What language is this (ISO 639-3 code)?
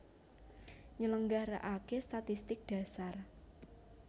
jav